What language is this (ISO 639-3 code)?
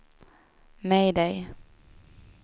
swe